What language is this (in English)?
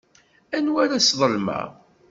Kabyle